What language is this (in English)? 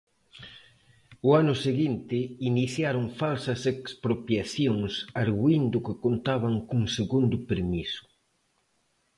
Galician